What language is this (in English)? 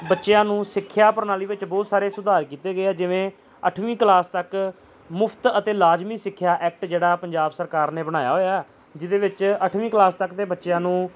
Punjabi